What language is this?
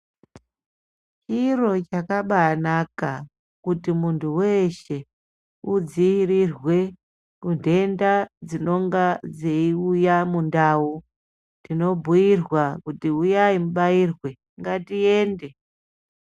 Ndau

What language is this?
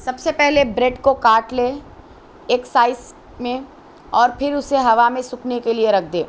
Urdu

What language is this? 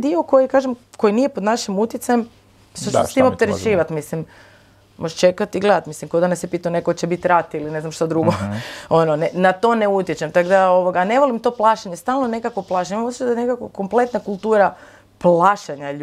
Croatian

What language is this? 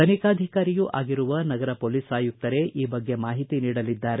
Kannada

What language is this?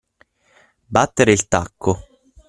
Italian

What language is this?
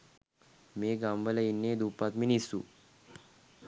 Sinhala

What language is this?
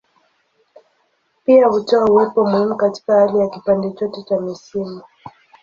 Swahili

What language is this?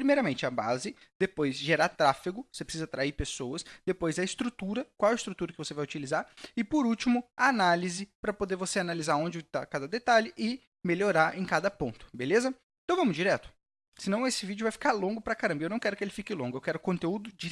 Portuguese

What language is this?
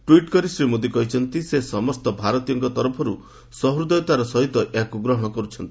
Odia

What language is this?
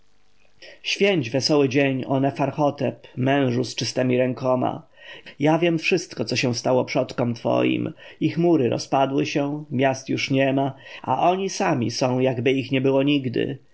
Polish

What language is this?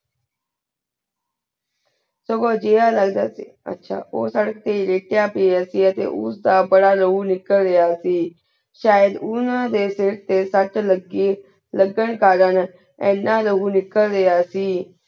Punjabi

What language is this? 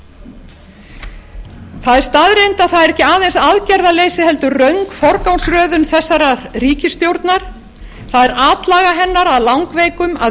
Icelandic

